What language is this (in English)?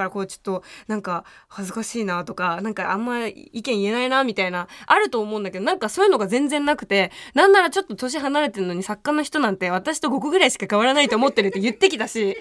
Japanese